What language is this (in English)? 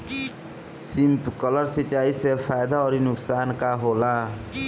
Bhojpuri